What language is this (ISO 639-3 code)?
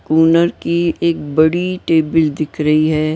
hin